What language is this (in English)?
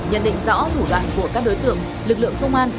Vietnamese